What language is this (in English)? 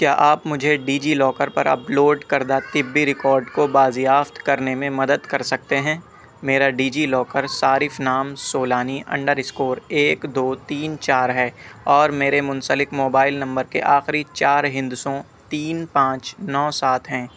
Urdu